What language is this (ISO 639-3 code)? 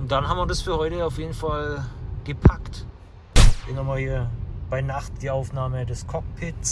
deu